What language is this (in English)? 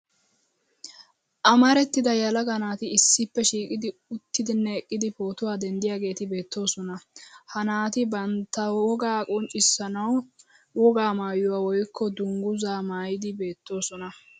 Wolaytta